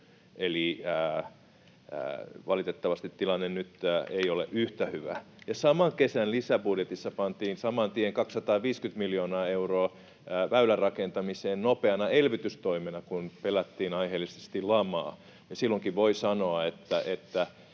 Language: Finnish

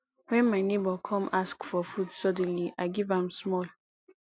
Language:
Nigerian Pidgin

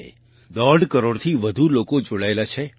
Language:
Gujarati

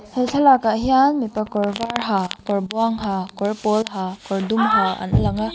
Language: Mizo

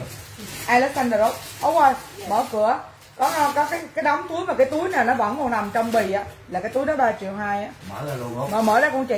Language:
Vietnamese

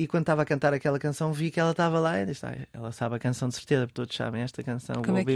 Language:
Portuguese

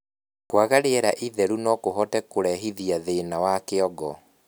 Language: Kikuyu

